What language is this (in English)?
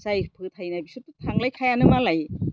Bodo